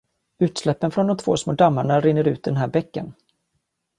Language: Swedish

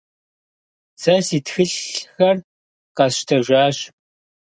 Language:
Kabardian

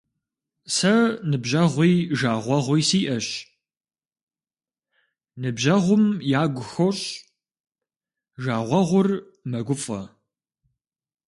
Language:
Kabardian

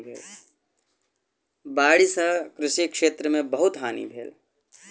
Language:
Maithili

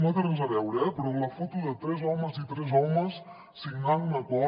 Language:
Catalan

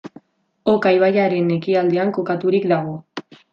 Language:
Basque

